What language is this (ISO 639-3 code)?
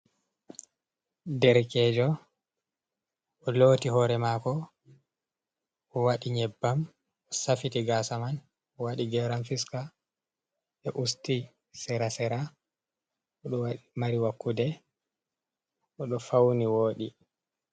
ful